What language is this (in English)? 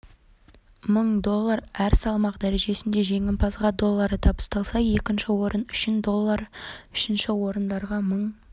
Kazakh